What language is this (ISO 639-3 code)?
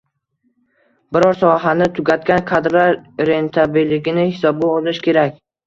uzb